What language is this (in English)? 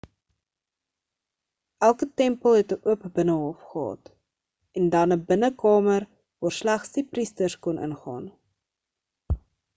Afrikaans